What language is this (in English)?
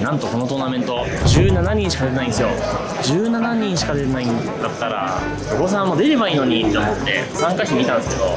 Japanese